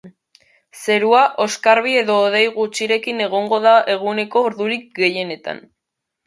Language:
Basque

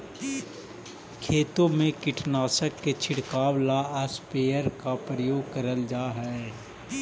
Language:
Magahi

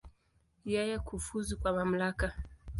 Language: Swahili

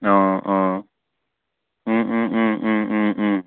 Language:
Assamese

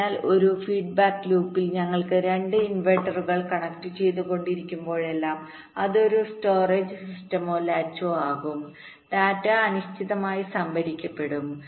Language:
Malayalam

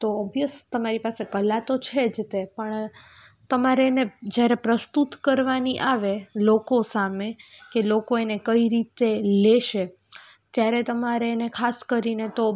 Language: Gujarati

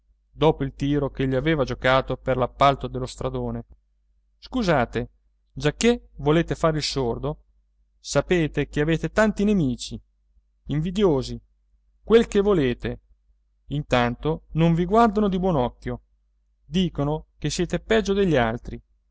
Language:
Italian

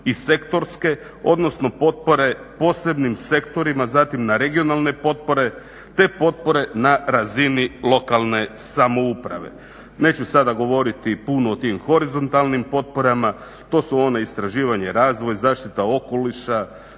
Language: Croatian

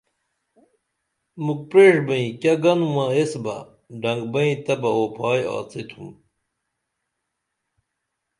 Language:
Dameli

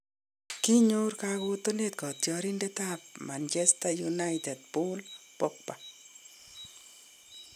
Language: Kalenjin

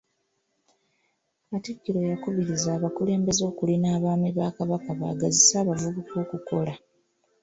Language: Ganda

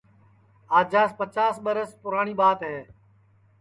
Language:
Sansi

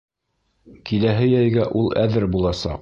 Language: Bashkir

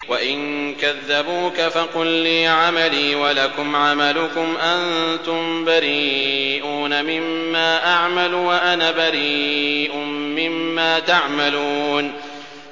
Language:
Arabic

